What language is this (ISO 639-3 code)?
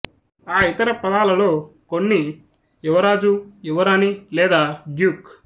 tel